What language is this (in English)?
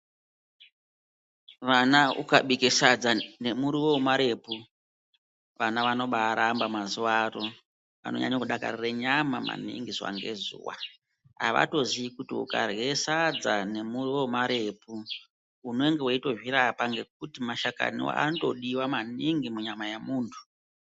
Ndau